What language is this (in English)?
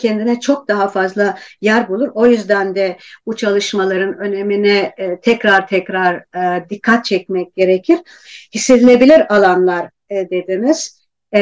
Turkish